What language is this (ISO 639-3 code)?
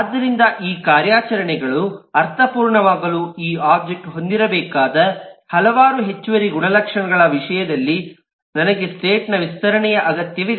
kan